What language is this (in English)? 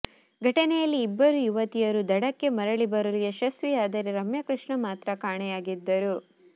Kannada